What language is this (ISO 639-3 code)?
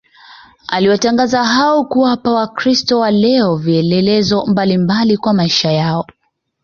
swa